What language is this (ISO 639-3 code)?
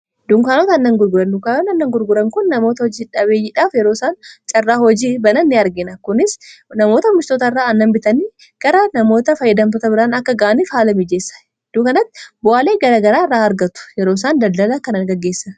orm